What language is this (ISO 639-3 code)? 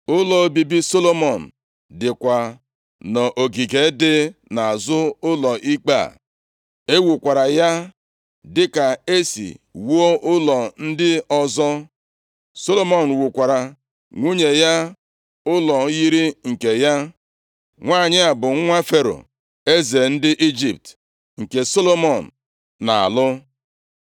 ibo